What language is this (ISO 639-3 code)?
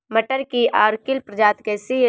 hin